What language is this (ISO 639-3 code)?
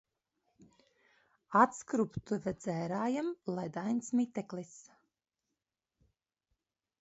lav